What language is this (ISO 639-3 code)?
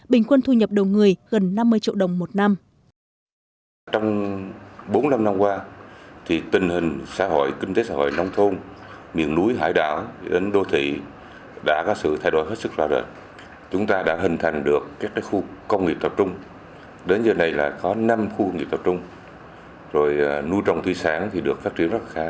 vie